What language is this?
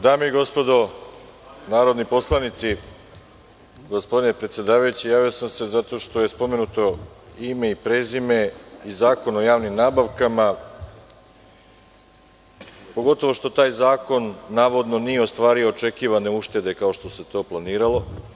Serbian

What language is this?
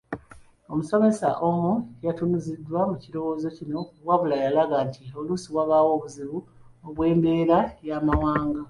Ganda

